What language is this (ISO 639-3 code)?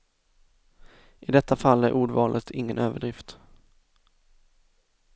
swe